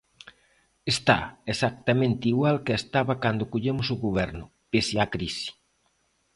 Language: Galician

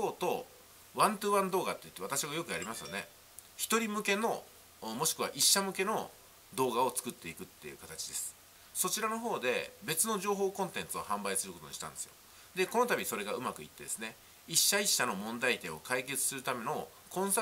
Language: Japanese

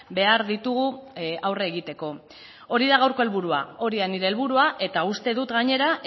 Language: Basque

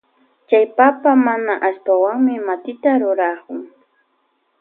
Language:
Loja Highland Quichua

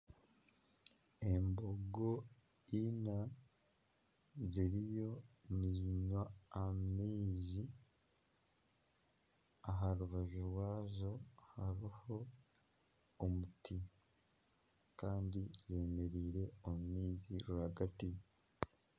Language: Nyankole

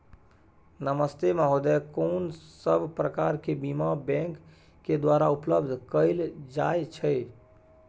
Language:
Maithili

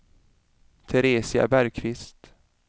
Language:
Swedish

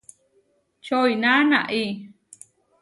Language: Huarijio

